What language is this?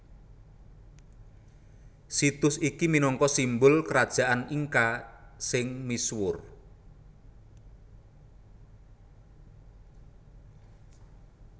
Javanese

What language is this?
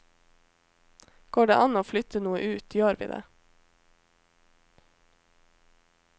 Norwegian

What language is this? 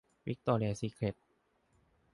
Thai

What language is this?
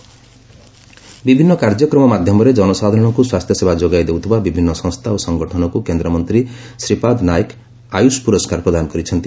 Odia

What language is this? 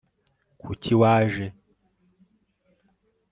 Kinyarwanda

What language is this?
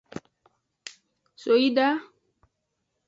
Aja (Benin)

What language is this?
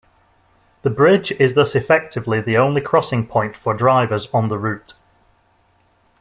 English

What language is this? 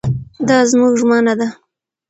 Pashto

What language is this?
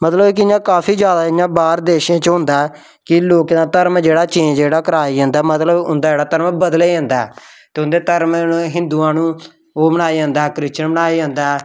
Dogri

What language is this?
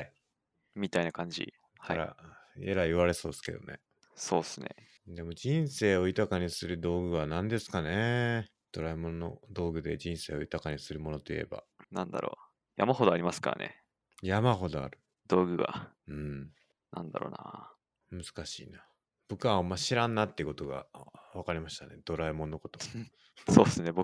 Japanese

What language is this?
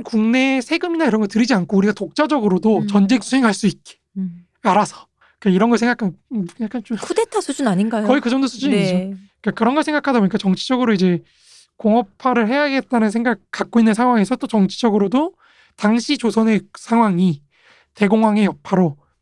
Korean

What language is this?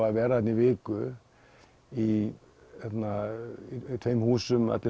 Icelandic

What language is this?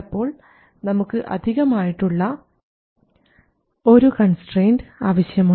Malayalam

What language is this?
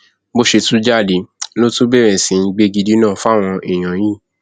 Yoruba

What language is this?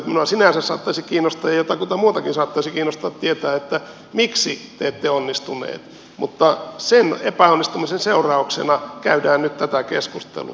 Finnish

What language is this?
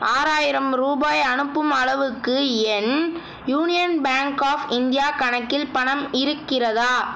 Tamil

